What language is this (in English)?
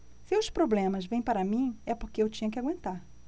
Portuguese